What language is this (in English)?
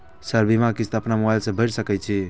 Maithili